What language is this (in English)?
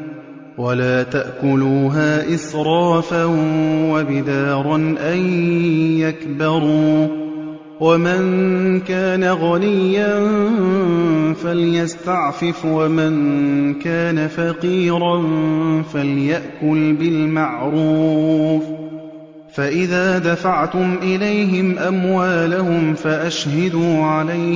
Arabic